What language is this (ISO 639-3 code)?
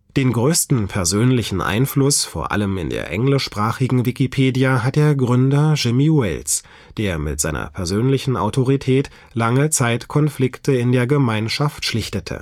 deu